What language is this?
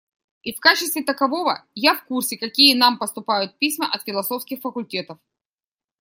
Russian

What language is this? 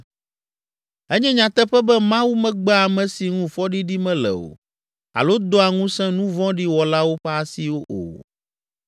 Ewe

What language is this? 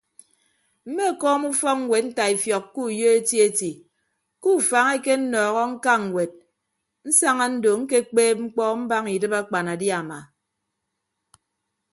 Ibibio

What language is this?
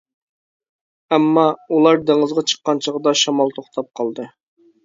Uyghur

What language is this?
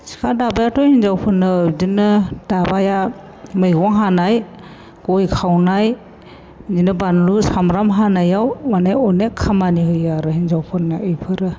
Bodo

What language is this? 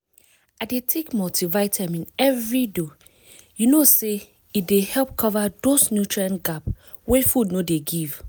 Nigerian Pidgin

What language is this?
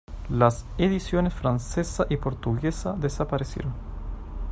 Spanish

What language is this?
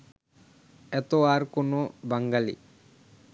Bangla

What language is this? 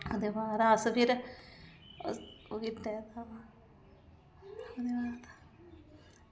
Dogri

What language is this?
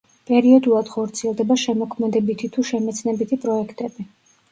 Georgian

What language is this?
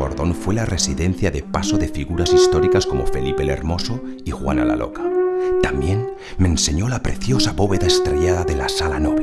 Spanish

